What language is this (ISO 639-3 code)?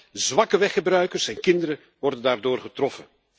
nld